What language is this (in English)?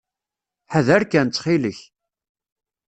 Kabyle